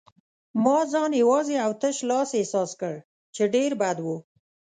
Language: Pashto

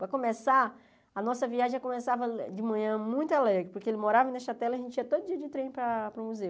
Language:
Portuguese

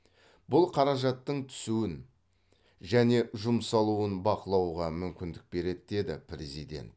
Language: Kazakh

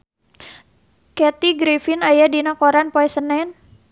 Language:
Sundanese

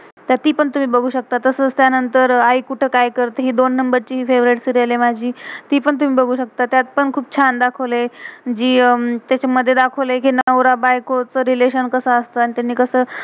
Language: Marathi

